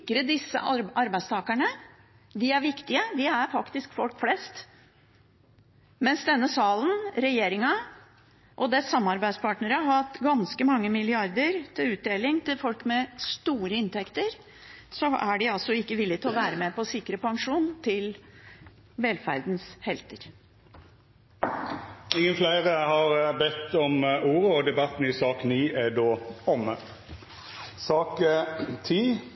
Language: Norwegian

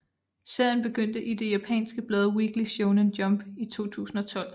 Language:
Danish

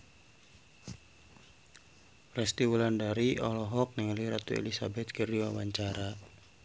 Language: Sundanese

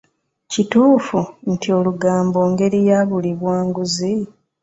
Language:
Ganda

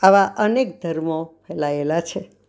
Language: Gujarati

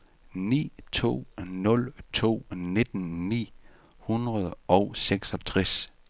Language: Danish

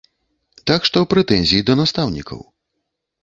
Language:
Belarusian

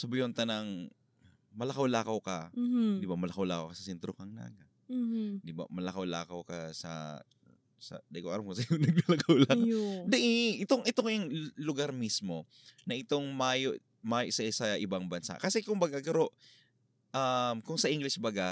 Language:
Filipino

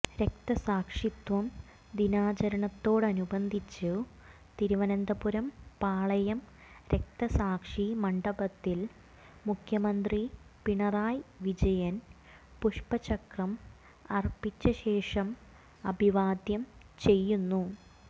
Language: Malayalam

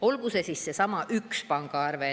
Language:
Estonian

